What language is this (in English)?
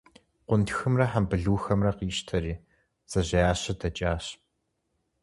Kabardian